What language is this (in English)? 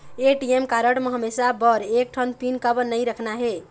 Chhattisgarhi